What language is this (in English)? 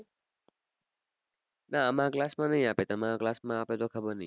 Gujarati